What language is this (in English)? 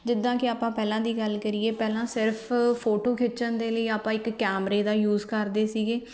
Punjabi